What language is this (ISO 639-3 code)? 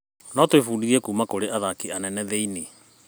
kik